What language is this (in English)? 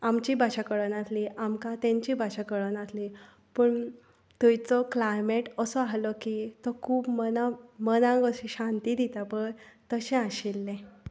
Konkani